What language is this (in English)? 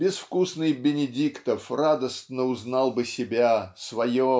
Russian